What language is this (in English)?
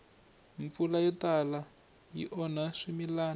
Tsonga